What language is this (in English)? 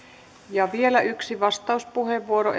Finnish